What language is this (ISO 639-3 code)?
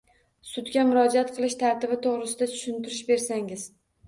uzb